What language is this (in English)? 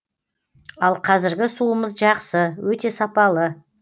Kazakh